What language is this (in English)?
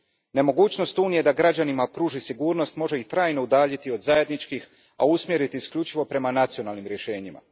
Croatian